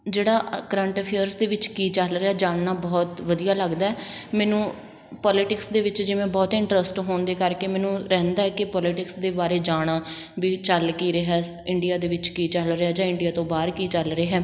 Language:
Punjabi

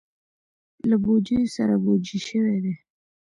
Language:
Pashto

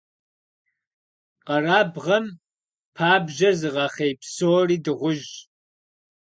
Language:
Kabardian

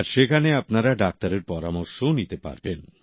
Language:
Bangla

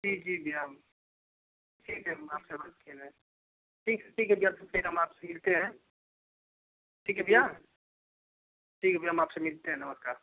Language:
Hindi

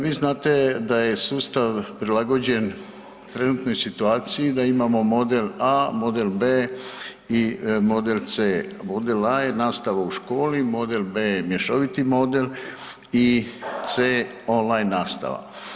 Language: Croatian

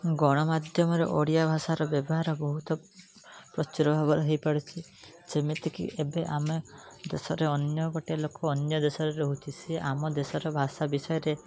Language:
Odia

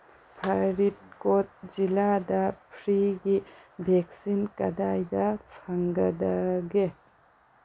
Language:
Manipuri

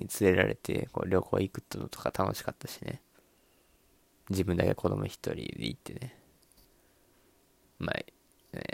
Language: Japanese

